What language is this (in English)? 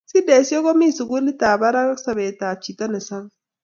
Kalenjin